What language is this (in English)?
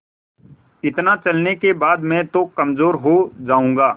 Hindi